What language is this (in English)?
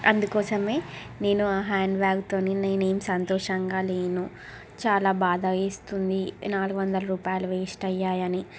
Telugu